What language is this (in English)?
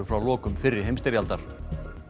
Icelandic